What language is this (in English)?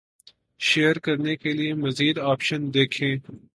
Urdu